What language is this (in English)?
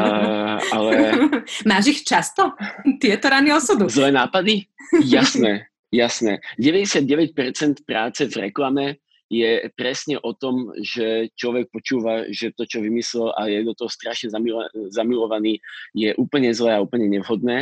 Slovak